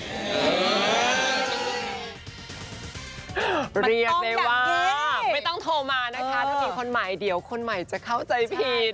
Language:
Thai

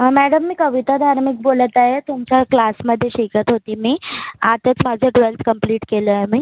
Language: Marathi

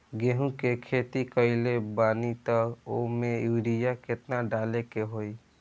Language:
Bhojpuri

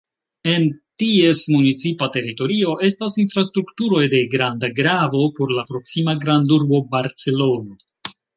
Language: Esperanto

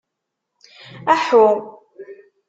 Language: Kabyle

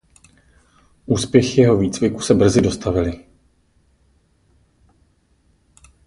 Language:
Czech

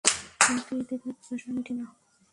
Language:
Bangla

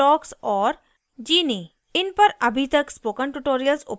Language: Hindi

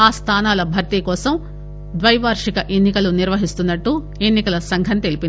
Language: Telugu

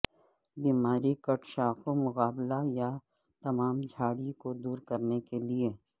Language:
Urdu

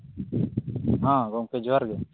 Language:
Santali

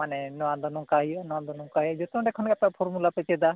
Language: Santali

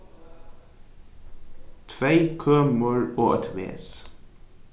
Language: Faroese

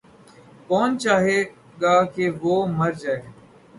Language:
Urdu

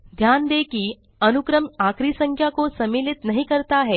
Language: Hindi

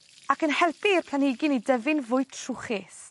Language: Welsh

